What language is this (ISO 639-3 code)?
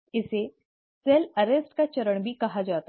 hin